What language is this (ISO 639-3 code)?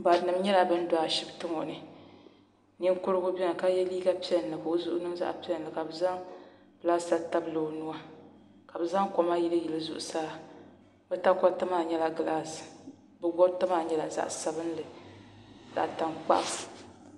dag